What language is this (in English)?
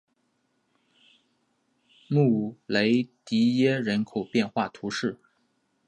Chinese